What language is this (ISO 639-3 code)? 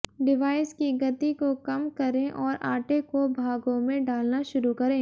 hin